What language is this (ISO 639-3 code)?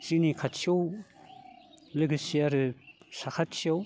brx